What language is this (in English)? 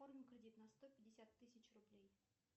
Russian